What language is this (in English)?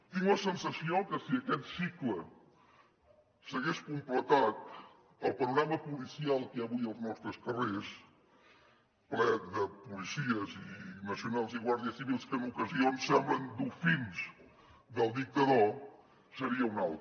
Catalan